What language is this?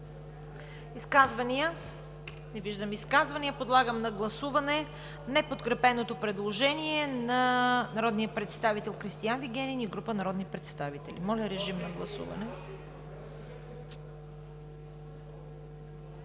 Bulgarian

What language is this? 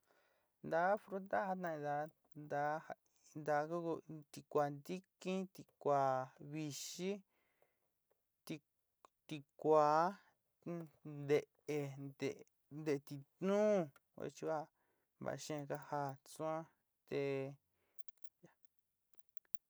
Sinicahua Mixtec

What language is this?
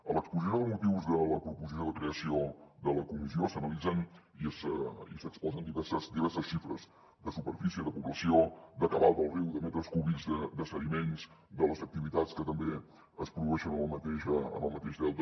Catalan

